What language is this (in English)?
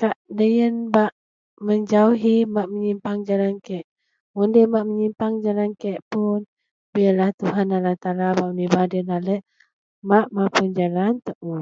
Central Melanau